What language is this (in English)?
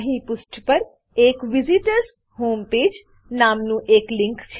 Gujarati